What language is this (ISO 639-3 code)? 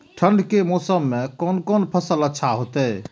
mai